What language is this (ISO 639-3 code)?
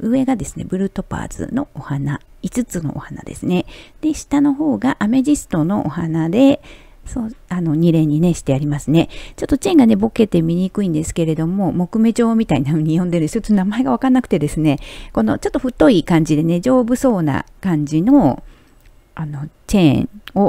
jpn